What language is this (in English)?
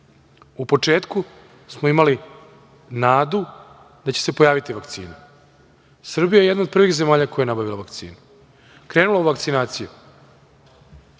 Serbian